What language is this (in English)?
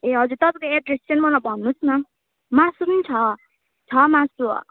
Nepali